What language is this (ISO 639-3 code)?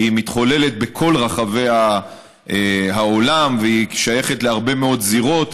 heb